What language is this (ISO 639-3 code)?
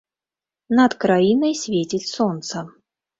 bel